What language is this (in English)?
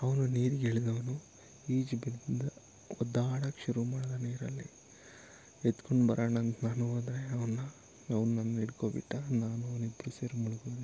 Kannada